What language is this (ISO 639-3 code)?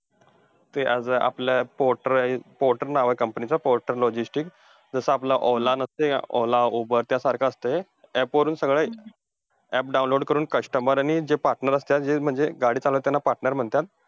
mar